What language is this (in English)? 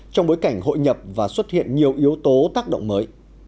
Vietnamese